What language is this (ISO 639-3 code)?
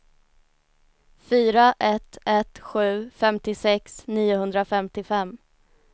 swe